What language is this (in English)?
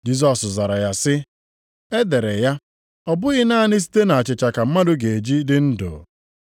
Igbo